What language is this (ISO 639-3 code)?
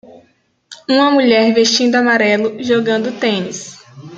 por